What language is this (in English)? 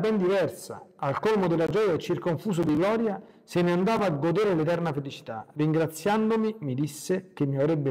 Italian